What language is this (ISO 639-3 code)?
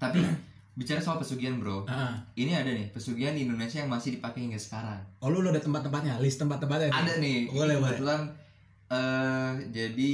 ind